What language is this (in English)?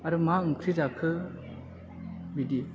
Bodo